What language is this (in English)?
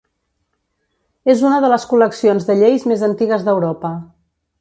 Catalan